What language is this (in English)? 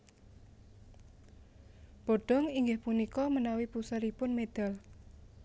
Javanese